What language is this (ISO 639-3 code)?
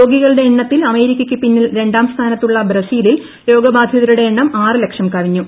mal